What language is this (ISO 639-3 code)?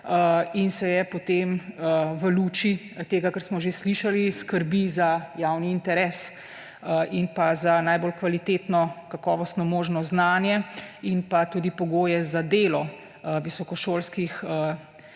slv